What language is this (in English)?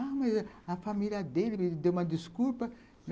Portuguese